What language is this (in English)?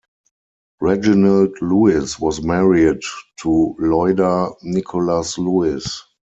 English